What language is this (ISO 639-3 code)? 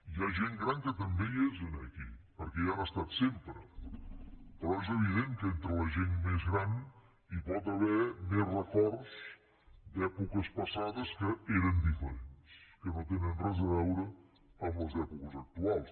cat